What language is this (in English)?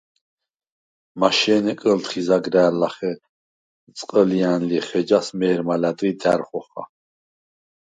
Svan